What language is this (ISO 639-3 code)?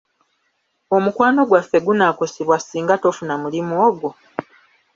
lug